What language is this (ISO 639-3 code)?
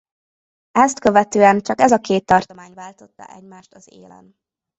hun